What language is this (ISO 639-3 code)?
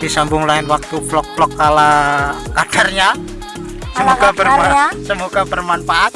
ind